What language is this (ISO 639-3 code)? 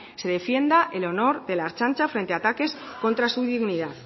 spa